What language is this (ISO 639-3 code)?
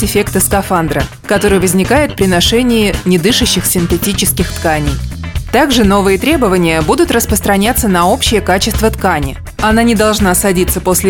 rus